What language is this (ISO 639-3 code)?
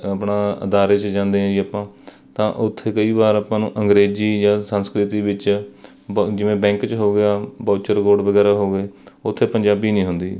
pan